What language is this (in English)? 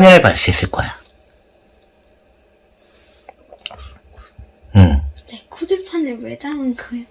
Korean